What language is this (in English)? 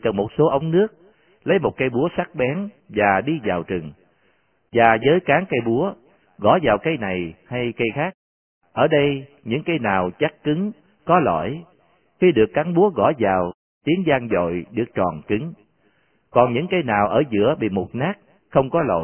Vietnamese